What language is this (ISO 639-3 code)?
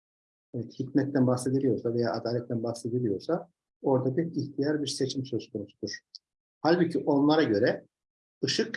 tur